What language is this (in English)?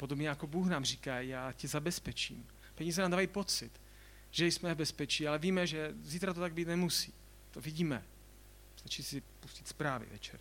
Czech